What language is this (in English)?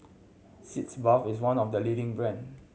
English